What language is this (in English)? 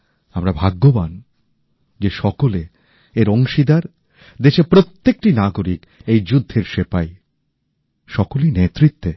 Bangla